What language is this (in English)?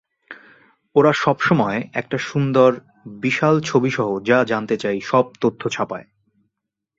Bangla